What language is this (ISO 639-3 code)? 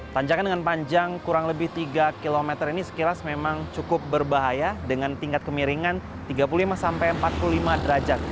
ind